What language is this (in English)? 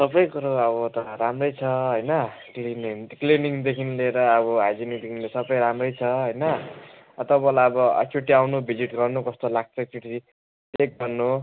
Nepali